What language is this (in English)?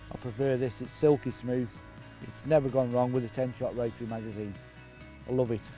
English